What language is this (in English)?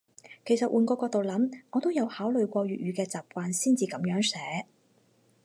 Cantonese